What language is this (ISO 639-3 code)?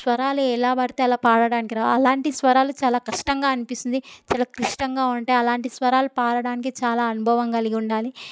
tel